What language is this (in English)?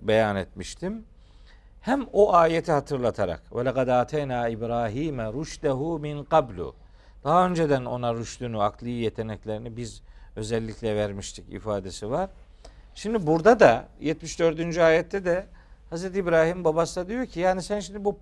Turkish